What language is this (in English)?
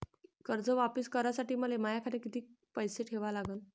Marathi